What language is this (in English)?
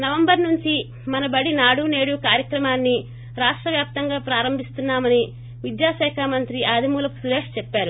Telugu